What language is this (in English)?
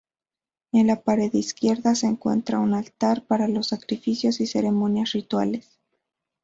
Spanish